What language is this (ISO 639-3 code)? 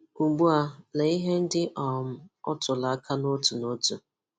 ibo